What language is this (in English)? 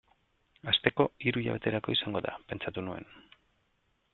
Basque